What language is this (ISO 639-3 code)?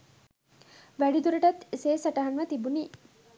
sin